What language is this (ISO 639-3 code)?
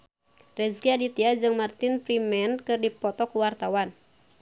sun